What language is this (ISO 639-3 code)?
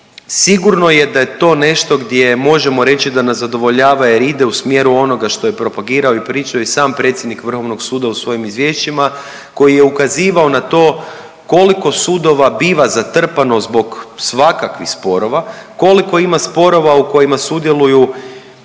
hrv